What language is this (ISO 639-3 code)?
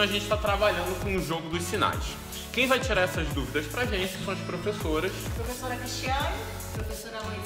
por